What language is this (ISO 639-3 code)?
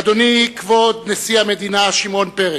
heb